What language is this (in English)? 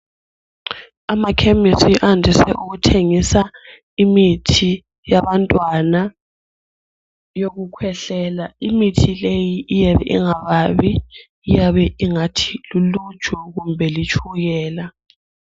North Ndebele